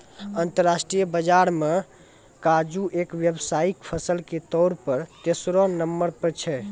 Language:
Maithili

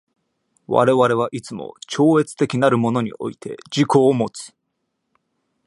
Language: Japanese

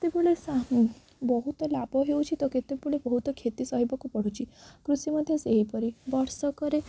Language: Odia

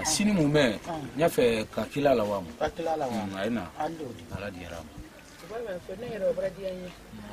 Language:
Arabic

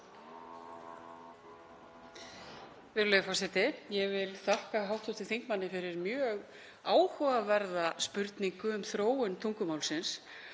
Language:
Icelandic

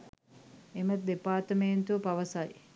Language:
Sinhala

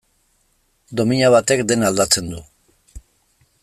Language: Basque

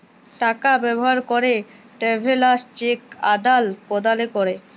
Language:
Bangla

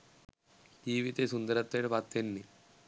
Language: Sinhala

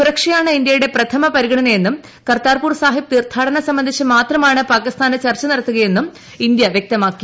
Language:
Malayalam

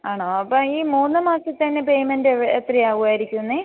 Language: Malayalam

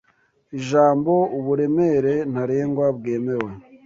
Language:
Kinyarwanda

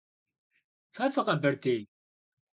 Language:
Kabardian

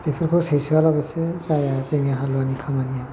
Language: Bodo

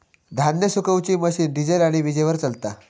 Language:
Marathi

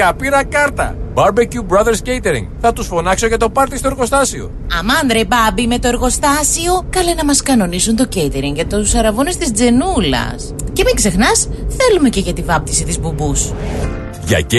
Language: Greek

